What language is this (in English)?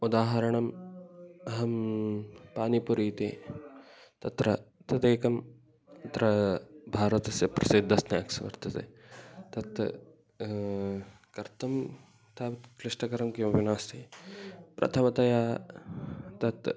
Sanskrit